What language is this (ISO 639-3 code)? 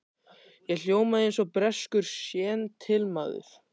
isl